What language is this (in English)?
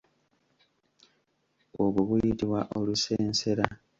Ganda